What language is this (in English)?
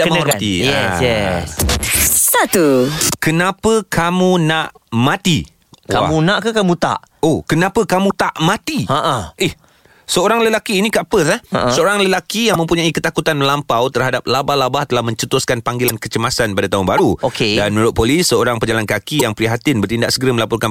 Malay